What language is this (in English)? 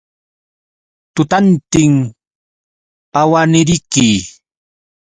Yauyos Quechua